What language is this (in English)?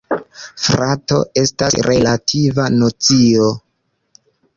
Esperanto